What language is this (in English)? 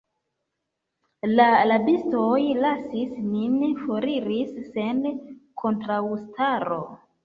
Esperanto